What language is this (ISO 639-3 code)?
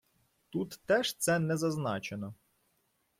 ukr